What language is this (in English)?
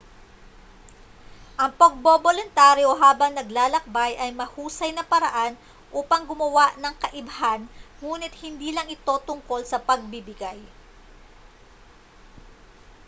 Filipino